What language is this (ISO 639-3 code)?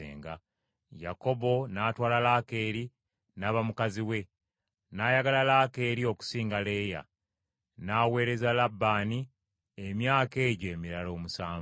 lug